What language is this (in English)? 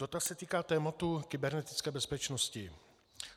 Czech